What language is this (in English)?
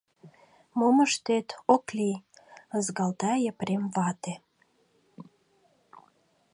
Mari